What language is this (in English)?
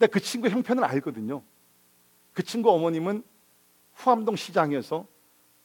Korean